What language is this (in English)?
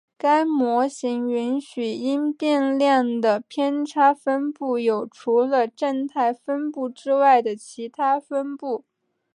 Chinese